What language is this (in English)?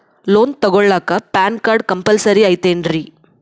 Kannada